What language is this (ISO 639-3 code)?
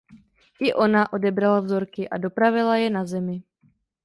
ces